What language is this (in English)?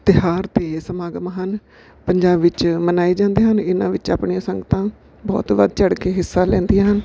Punjabi